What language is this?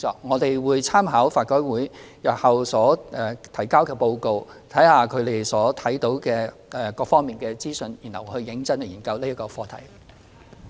Cantonese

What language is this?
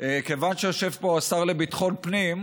Hebrew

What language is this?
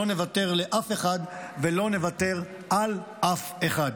Hebrew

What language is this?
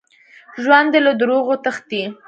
Pashto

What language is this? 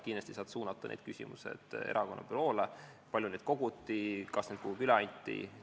Estonian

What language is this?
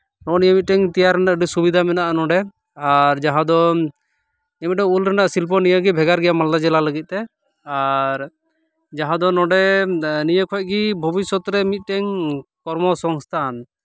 Santali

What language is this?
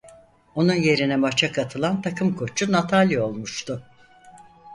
Turkish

